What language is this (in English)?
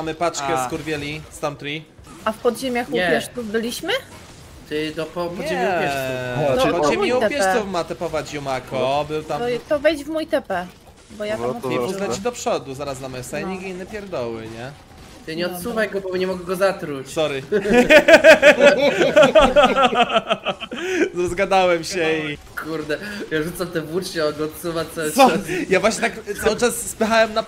Polish